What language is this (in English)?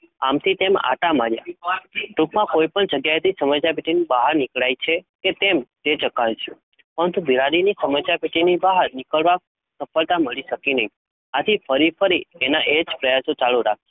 Gujarati